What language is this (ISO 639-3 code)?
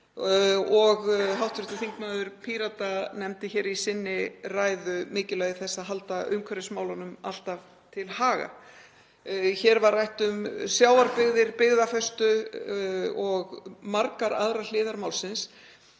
isl